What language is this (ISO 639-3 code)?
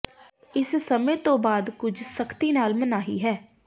pan